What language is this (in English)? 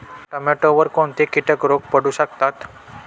Marathi